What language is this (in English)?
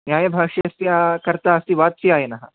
Sanskrit